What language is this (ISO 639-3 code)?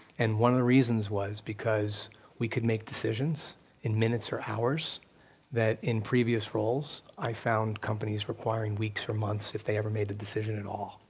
eng